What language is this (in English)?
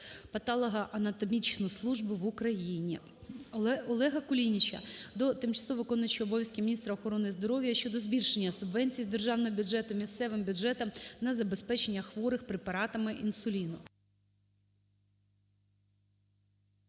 Ukrainian